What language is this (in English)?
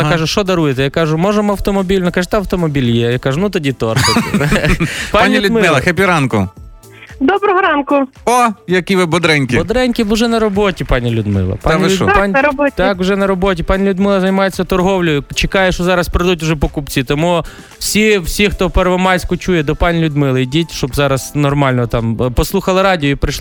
Ukrainian